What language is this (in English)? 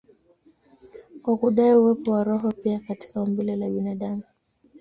Swahili